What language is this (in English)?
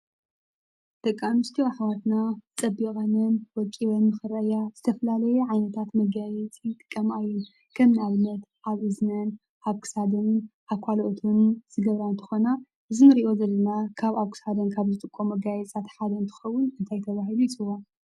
Tigrinya